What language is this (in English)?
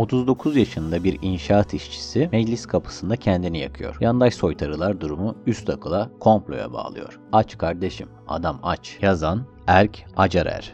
Turkish